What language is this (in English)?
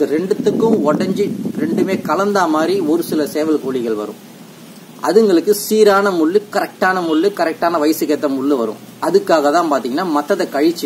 Indonesian